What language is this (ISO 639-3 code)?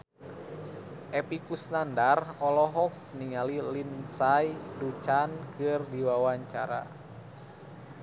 sun